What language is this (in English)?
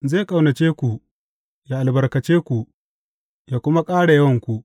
Hausa